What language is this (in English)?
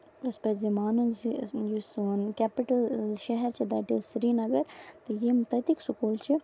Kashmiri